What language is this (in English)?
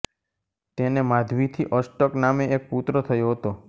Gujarati